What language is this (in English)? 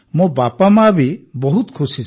Odia